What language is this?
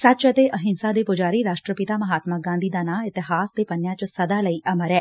Punjabi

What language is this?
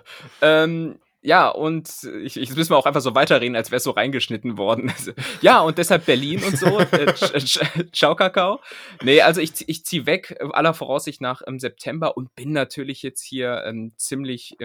German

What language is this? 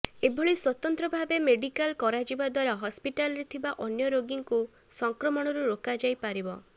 Odia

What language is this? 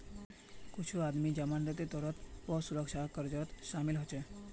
Magahi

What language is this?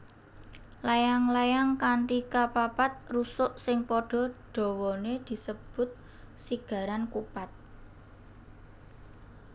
Javanese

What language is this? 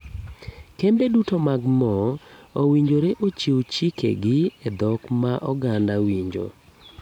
Luo (Kenya and Tanzania)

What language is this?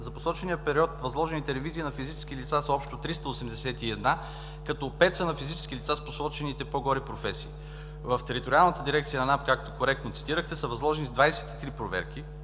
Bulgarian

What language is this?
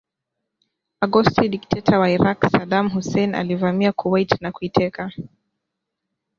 Swahili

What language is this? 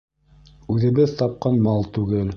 Bashkir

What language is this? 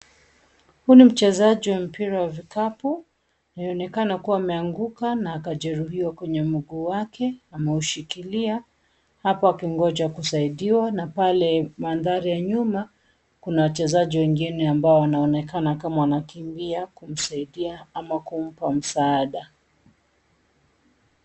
Swahili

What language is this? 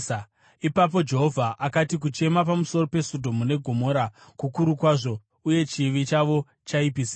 Shona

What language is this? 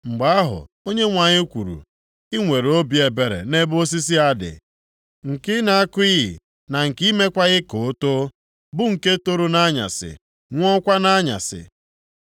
Igbo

